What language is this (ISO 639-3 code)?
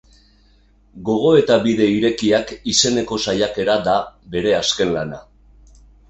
eus